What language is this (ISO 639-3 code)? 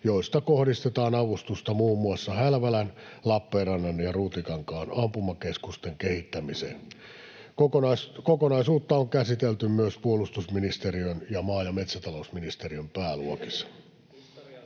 fin